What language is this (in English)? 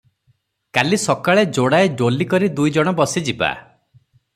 Odia